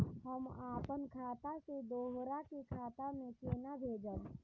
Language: Maithili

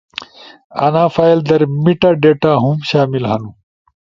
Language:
Ushojo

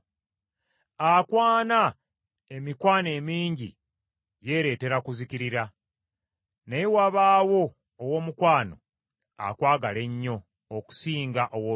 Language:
Ganda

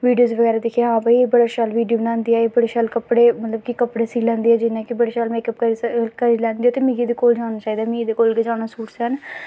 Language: Dogri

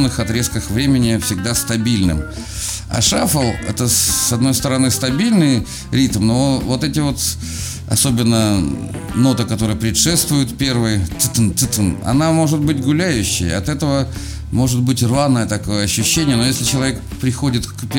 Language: Russian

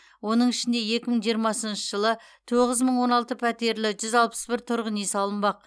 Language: Kazakh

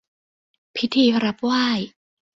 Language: Thai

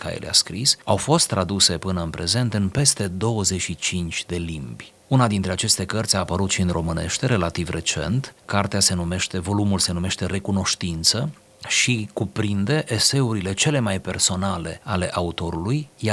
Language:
Romanian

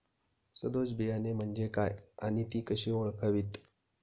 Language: Marathi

